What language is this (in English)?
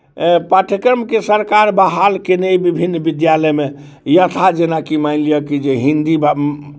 Maithili